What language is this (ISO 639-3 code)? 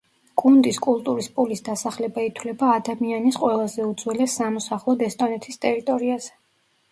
kat